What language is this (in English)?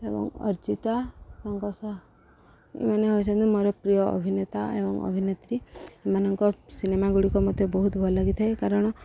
Odia